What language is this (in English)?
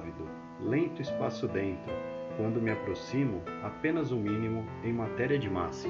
Portuguese